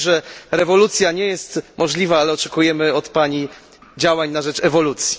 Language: Polish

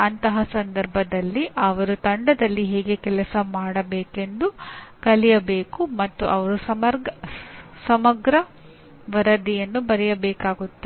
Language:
Kannada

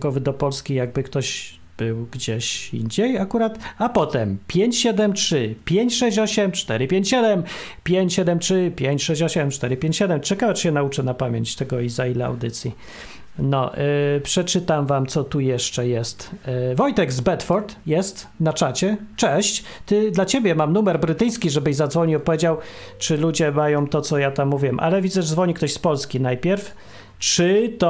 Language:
Polish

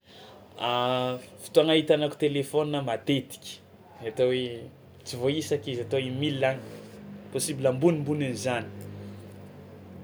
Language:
Tsimihety Malagasy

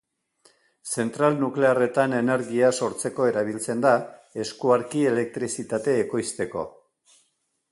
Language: Basque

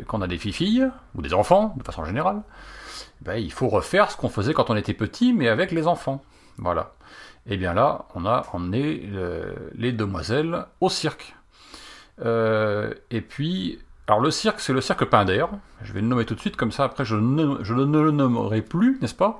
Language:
French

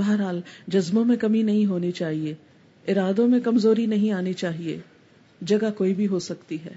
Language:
Urdu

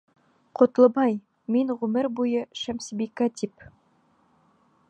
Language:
Bashkir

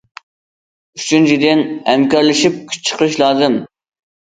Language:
Uyghur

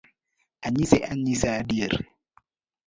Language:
Luo (Kenya and Tanzania)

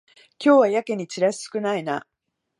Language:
Japanese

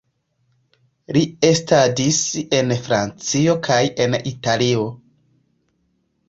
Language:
Esperanto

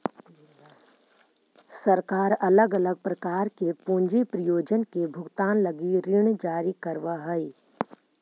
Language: Magahi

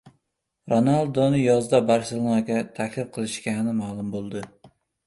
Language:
Uzbek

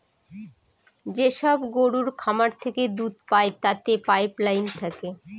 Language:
Bangla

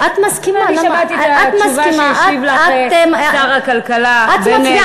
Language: Hebrew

